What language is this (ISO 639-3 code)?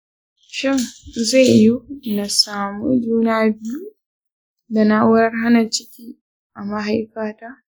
hau